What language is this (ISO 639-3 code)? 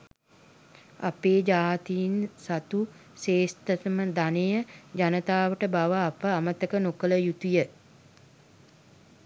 sin